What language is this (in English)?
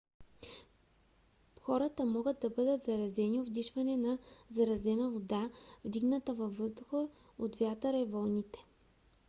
Bulgarian